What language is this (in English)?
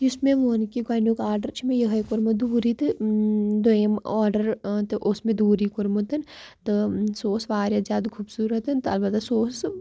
Kashmiri